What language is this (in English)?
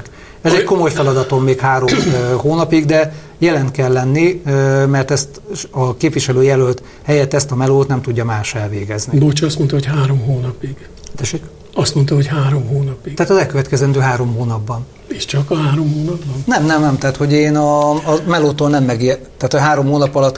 Hungarian